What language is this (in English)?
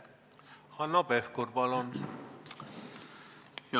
Estonian